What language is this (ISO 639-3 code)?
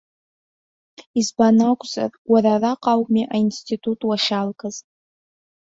abk